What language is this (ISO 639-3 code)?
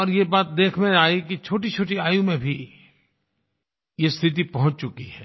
hin